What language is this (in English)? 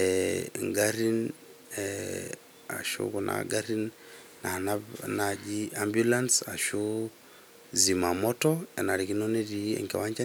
Masai